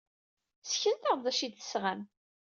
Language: Kabyle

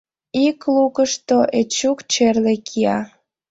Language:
Mari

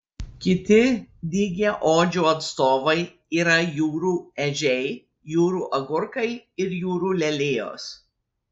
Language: Lithuanian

